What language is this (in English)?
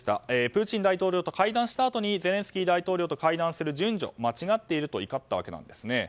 Japanese